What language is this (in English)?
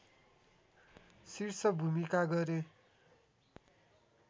Nepali